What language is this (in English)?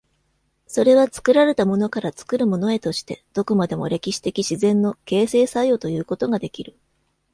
Japanese